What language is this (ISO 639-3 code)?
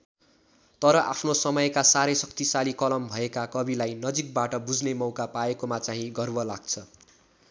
nep